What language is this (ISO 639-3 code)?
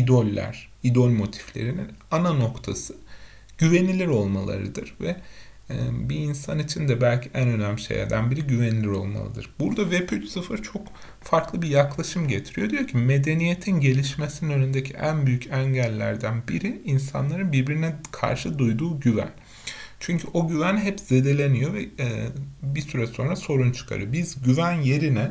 tur